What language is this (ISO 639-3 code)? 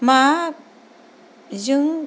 brx